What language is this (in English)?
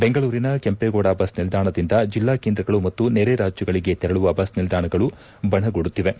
Kannada